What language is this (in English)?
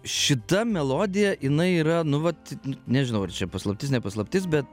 Lithuanian